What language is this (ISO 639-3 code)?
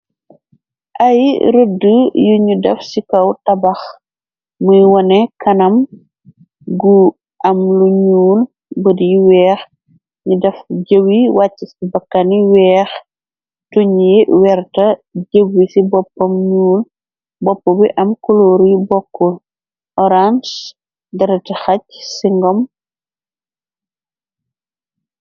wol